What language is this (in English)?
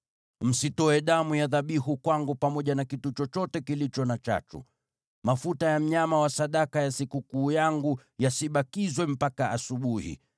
Swahili